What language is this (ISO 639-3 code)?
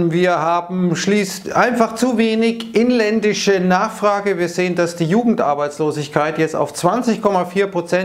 deu